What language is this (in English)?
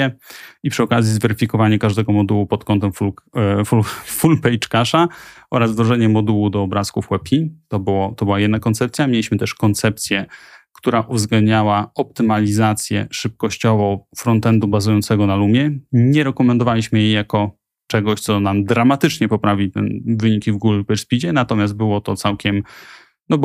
Polish